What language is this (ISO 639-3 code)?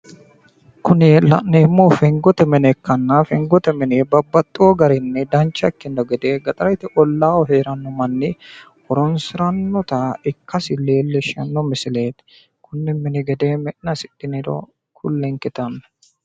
sid